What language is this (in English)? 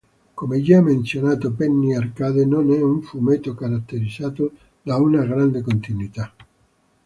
Italian